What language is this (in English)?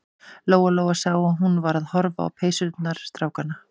Icelandic